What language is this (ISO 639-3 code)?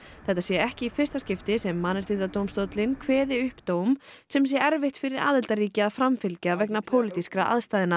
isl